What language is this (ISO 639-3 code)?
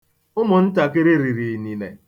ibo